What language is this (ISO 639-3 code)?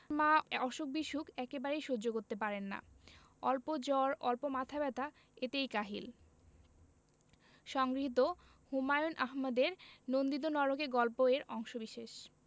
ben